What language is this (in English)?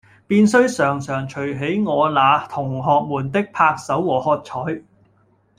Cantonese